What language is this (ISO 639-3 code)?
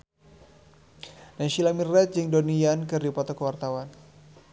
sun